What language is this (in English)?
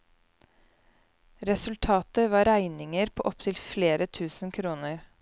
Norwegian